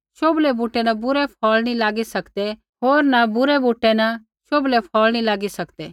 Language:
Kullu Pahari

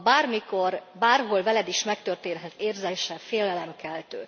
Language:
Hungarian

